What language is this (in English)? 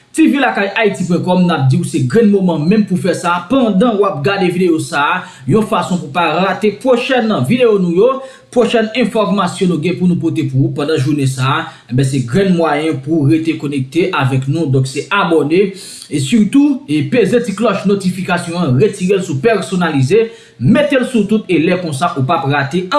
French